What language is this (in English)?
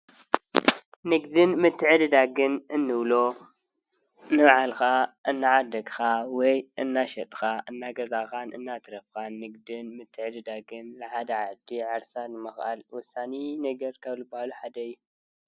Tigrinya